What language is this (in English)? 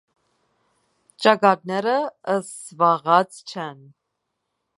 Armenian